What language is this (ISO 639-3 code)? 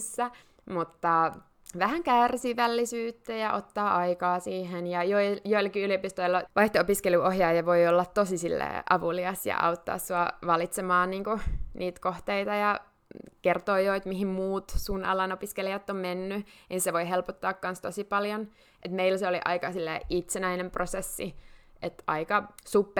fin